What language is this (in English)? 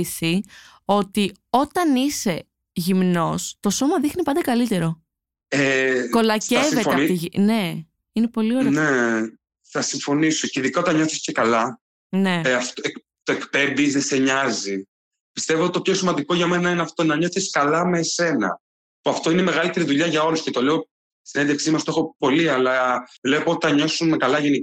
Greek